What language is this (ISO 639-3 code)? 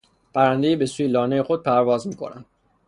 fas